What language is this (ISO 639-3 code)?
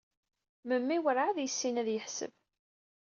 kab